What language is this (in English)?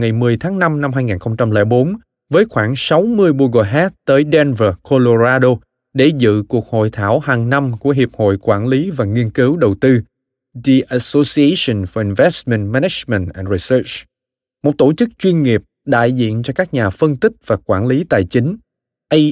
Vietnamese